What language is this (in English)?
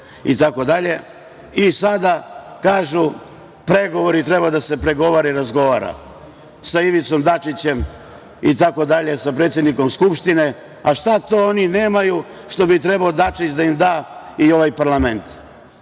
Serbian